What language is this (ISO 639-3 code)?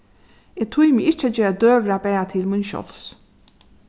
fao